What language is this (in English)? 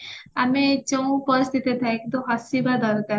Odia